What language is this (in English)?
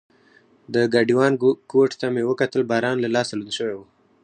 Pashto